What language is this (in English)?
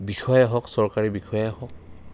Assamese